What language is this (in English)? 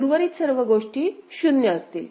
Marathi